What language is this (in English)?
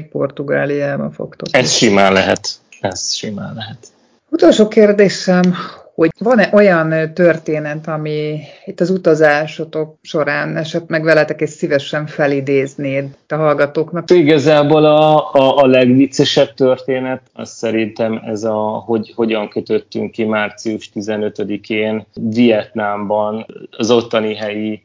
Hungarian